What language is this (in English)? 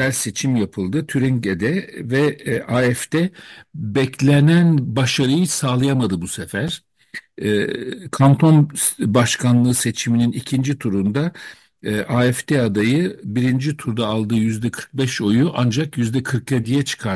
Turkish